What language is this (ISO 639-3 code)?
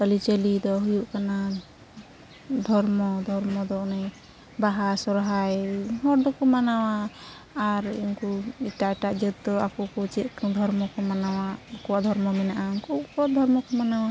sat